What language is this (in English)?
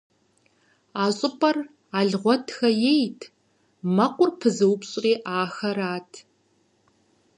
Kabardian